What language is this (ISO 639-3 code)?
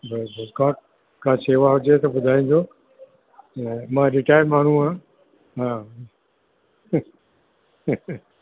snd